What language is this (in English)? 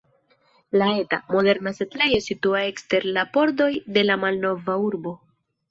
Esperanto